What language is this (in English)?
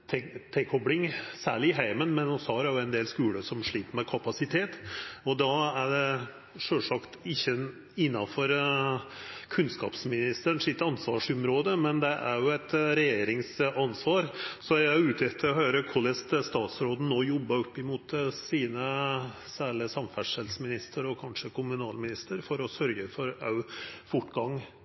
Norwegian Nynorsk